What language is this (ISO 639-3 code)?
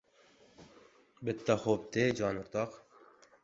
uzb